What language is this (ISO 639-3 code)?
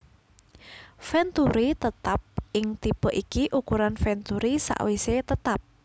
jav